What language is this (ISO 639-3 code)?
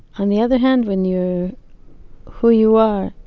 eng